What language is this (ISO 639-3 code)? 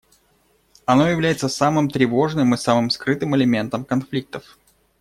rus